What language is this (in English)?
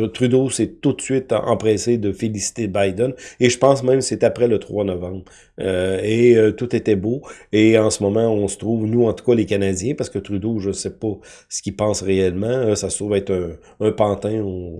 French